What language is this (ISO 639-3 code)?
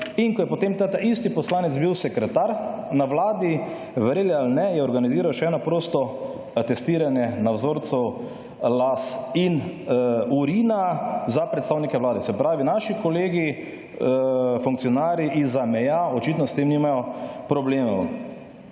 slv